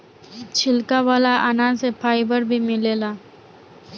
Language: Bhojpuri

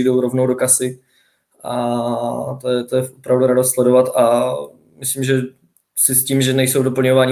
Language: Czech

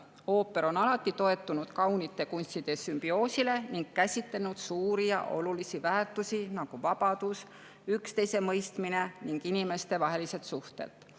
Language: Estonian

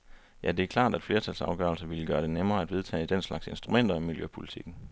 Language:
Danish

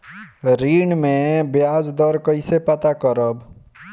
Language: Bhojpuri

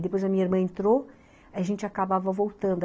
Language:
Portuguese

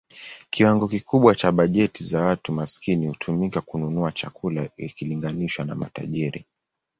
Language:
Swahili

